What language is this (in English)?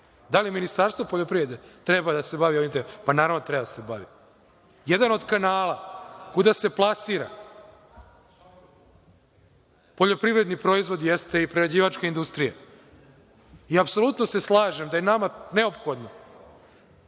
Serbian